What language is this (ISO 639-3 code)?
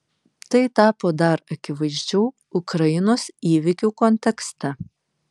lit